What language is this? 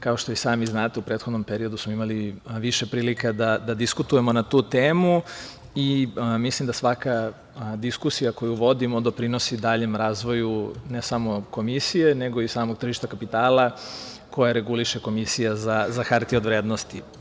Serbian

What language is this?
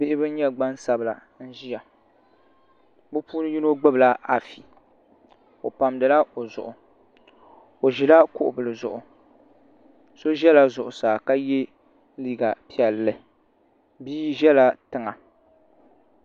Dagbani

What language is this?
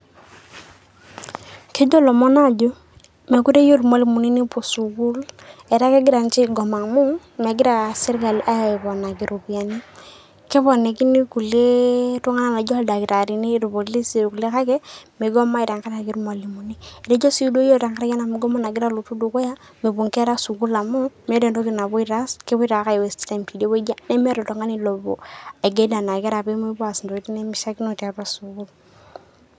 Masai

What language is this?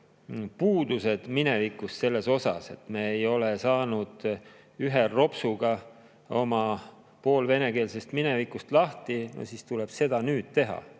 Estonian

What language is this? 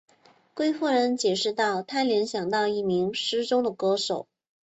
Chinese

